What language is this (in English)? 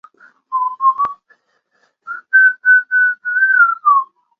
Chinese